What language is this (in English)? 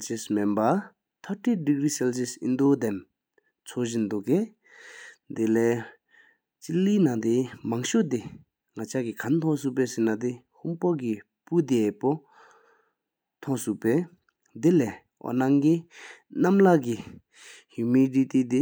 Sikkimese